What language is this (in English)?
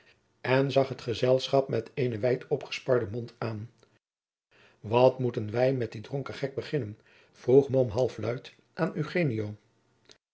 Dutch